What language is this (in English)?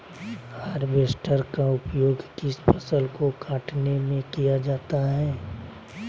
Magahi